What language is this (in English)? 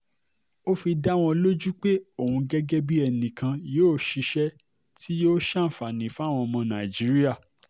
Yoruba